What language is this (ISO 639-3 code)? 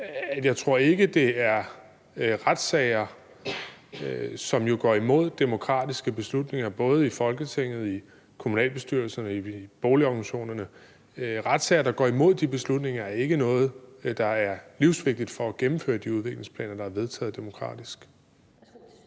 dan